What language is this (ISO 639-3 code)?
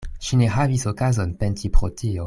epo